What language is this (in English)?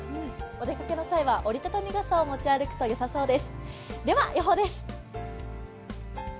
Japanese